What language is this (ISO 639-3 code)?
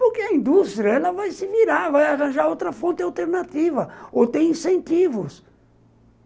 por